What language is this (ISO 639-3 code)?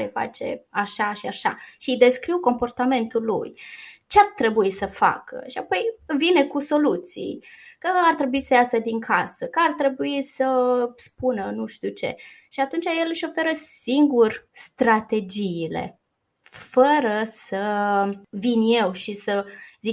ron